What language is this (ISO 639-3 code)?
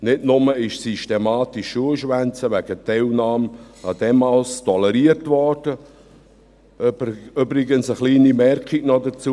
gsw